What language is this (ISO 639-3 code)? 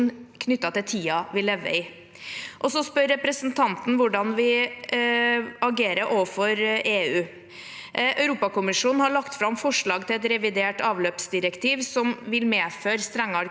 nor